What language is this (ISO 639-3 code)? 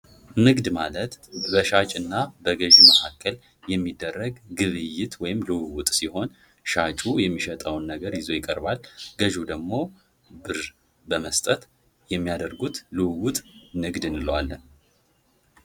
amh